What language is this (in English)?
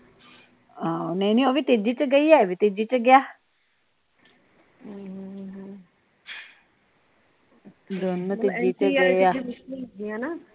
Punjabi